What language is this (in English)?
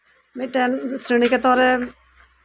Santali